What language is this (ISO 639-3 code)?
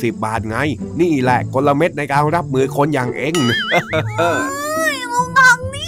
tha